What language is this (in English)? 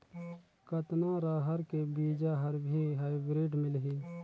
Chhattisgarhi